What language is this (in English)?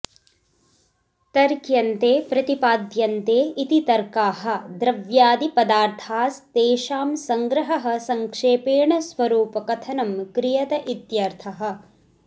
Sanskrit